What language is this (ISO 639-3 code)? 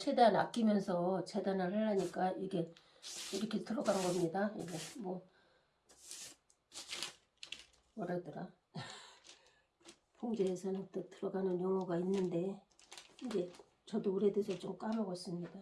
kor